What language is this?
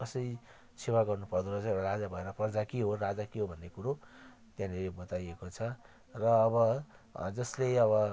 Nepali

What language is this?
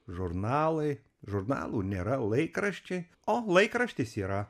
Lithuanian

